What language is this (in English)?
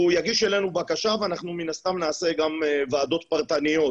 Hebrew